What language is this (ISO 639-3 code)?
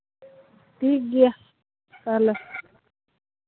sat